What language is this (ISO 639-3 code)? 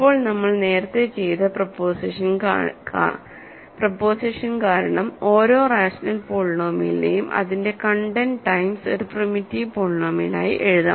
mal